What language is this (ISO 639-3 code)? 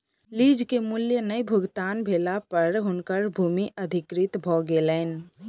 mai